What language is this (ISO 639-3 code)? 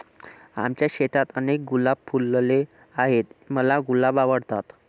mar